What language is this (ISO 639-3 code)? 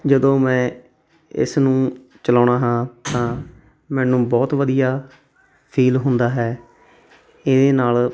pan